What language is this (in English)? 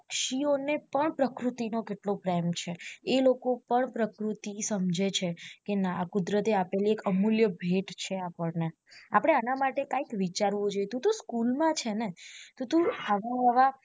Gujarati